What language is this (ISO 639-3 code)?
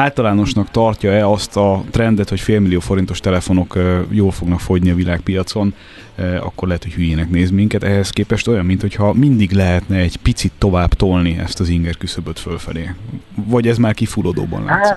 hun